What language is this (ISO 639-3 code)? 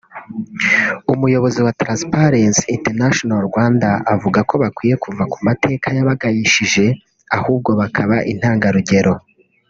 kin